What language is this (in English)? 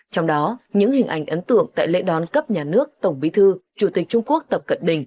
Vietnamese